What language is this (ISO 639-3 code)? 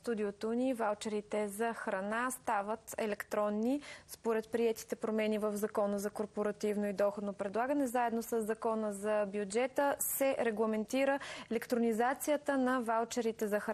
bul